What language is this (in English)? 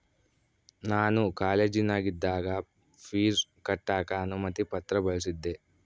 Kannada